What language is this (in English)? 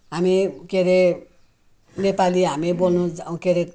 Nepali